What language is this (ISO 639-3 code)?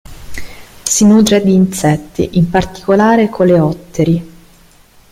ita